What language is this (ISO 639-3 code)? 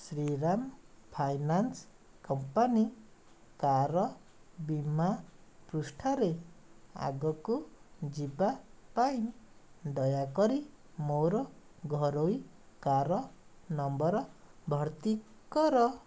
ori